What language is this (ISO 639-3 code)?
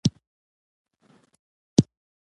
pus